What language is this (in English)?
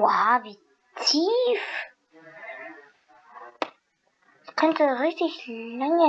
German